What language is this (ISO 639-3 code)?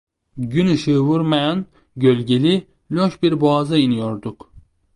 tur